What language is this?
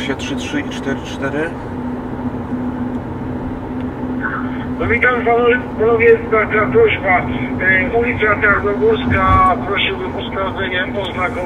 Polish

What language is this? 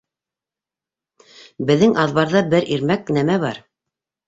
Bashkir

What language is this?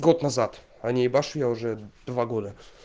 Russian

